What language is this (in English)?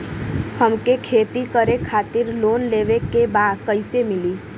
Bhojpuri